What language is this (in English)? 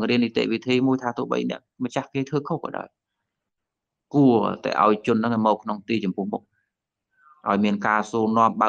Vietnamese